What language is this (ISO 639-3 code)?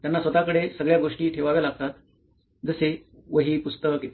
mar